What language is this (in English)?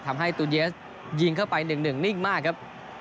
Thai